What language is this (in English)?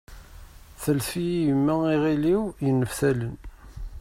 Kabyle